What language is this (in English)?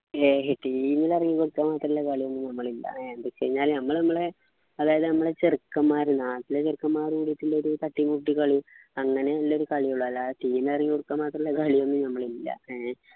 Malayalam